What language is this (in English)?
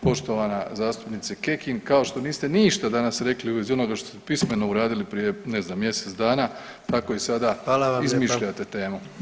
Croatian